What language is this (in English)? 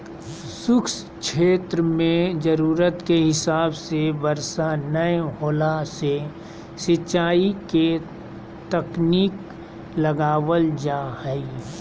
Magahi